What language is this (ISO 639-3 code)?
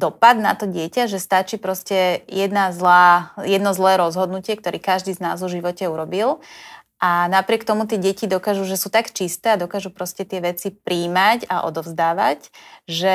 slk